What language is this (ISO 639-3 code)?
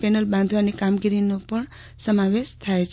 guj